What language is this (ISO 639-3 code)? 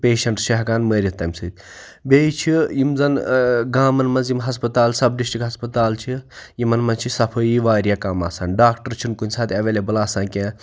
kas